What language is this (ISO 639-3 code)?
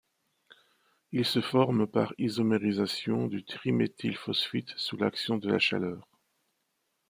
fra